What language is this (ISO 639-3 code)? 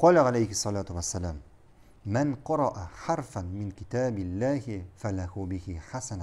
ara